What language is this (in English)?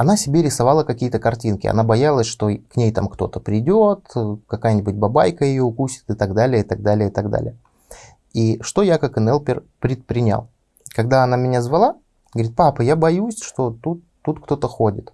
Russian